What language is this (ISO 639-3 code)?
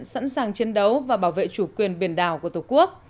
vie